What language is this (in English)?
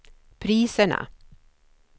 Swedish